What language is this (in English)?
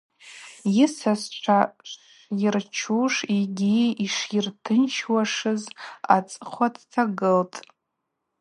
Abaza